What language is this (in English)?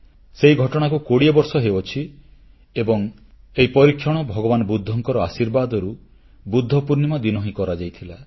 Odia